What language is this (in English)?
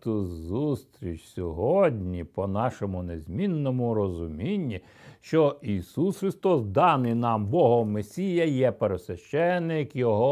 Ukrainian